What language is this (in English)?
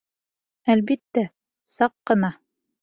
Bashkir